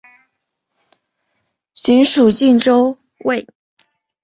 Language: Chinese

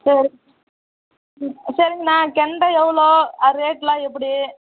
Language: Tamil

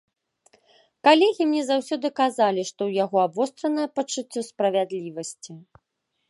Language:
Belarusian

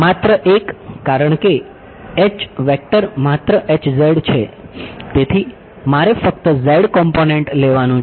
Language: Gujarati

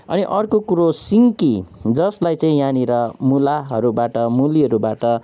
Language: Nepali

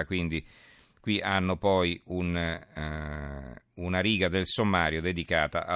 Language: Italian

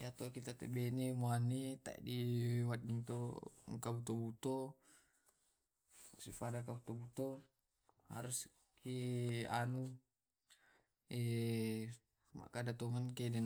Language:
Tae'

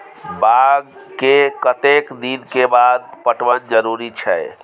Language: Maithili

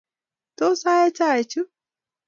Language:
Kalenjin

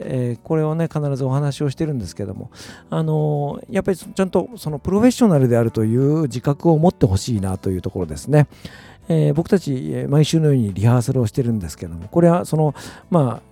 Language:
Japanese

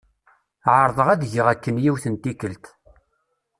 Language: Kabyle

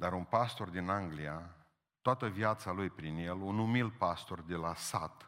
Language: Romanian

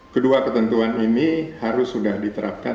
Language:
Indonesian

